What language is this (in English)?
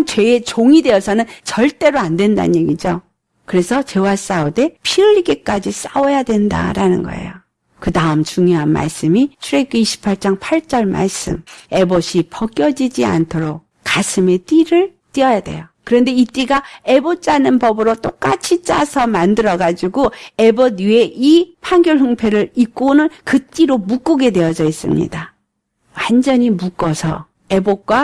Korean